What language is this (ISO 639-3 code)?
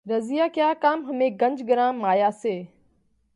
urd